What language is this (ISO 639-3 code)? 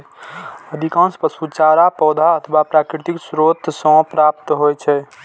mai